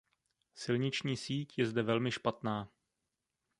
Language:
Czech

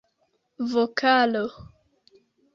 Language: Esperanto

